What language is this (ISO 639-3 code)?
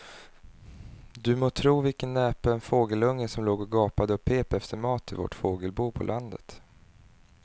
swe